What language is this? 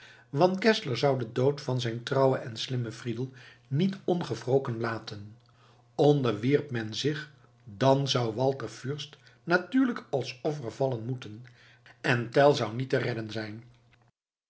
Dutch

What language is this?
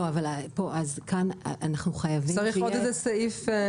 Hebrew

